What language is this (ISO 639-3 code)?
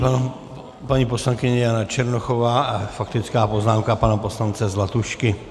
ces